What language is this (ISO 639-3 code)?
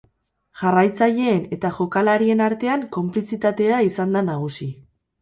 eus